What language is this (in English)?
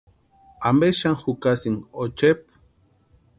Western Highland Purepecha